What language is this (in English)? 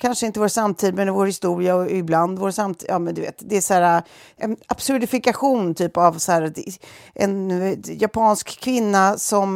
Swedish